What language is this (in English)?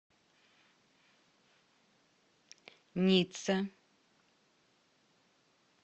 Russian